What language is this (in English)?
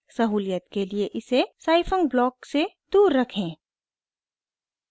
Hindi